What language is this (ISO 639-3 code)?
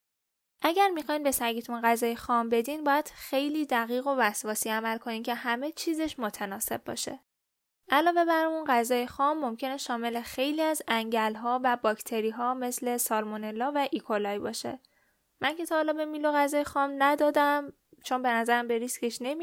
fas